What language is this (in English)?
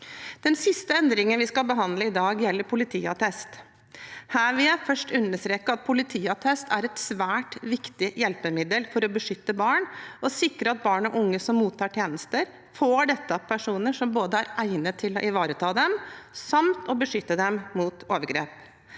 Norwegian